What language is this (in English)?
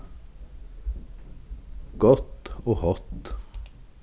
Faroese